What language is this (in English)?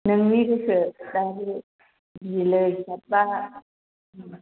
Bodo